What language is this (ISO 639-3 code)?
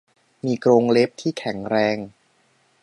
tha